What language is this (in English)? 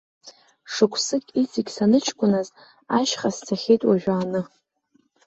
Abkhazian